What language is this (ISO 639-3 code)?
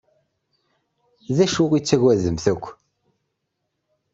kab